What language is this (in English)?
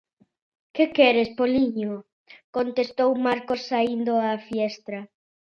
Galician